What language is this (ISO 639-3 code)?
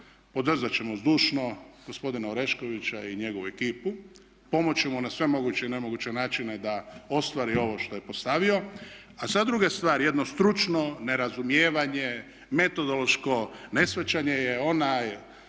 hrv